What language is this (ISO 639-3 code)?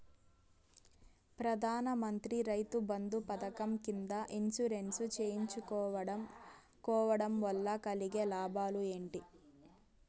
tel